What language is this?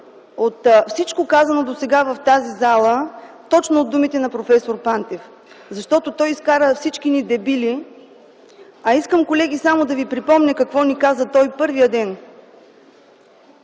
Bulgarian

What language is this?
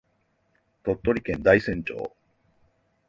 Japanese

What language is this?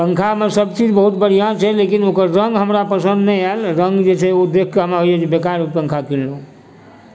Maithili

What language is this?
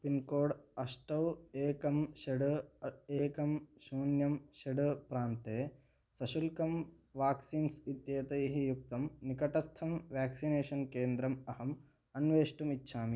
Sanskrit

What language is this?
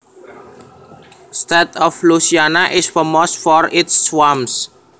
Javanese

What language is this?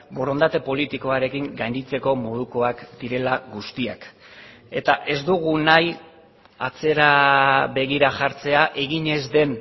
Basque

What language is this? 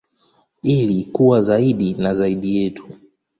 Swahili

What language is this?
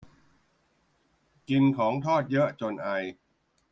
Thai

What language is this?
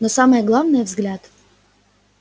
Russian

